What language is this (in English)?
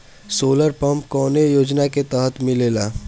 Bhojpuri